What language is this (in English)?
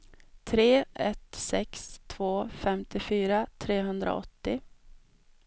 Swedish